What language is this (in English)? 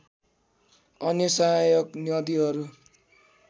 Nepali